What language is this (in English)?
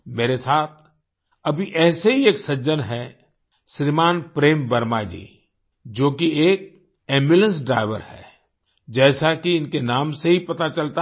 Hindi